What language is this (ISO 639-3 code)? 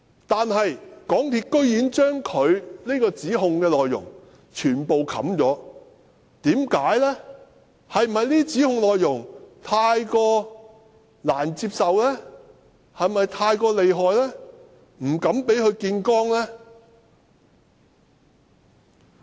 yue